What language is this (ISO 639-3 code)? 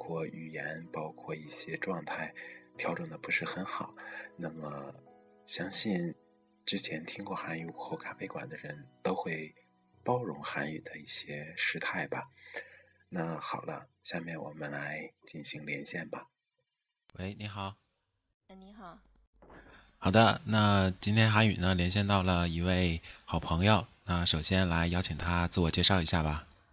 zho